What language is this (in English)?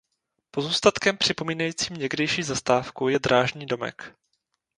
Czech